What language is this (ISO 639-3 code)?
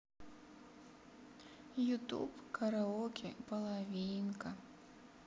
rus